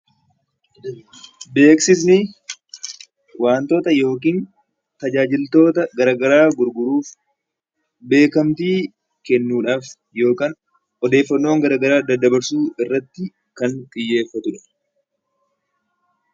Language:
Oromo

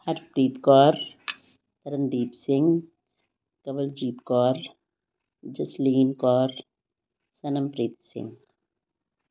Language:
Punjabi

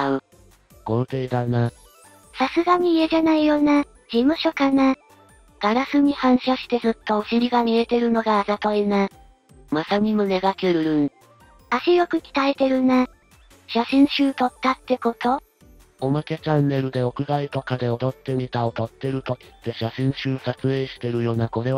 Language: Japanese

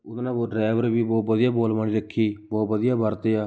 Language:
Punjabi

